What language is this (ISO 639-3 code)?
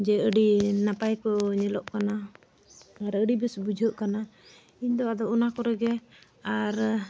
sat